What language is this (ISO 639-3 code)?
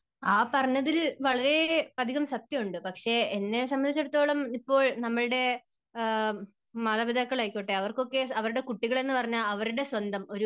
mal